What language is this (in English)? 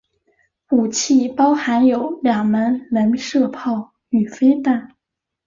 Chinese